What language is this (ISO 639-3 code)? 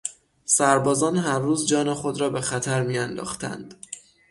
fas